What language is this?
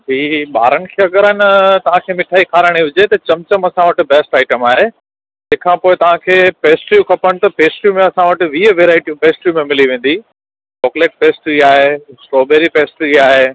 Sindhi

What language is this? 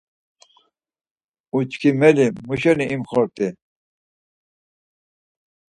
Laz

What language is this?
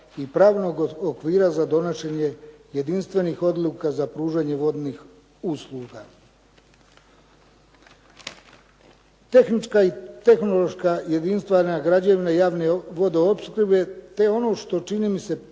Croatian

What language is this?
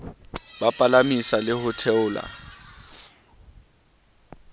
Southern Sotho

